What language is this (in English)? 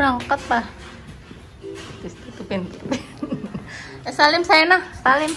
Indonesian